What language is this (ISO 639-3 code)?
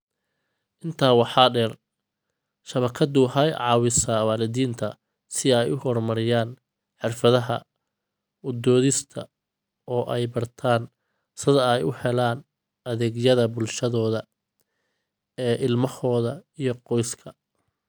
som